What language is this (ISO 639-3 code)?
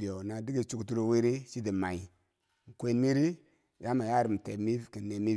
bsj